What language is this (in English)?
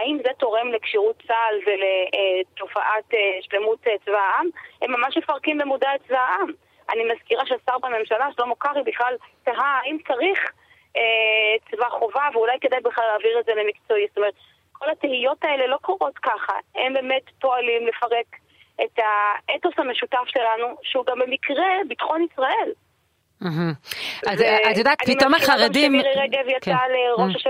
Hebrew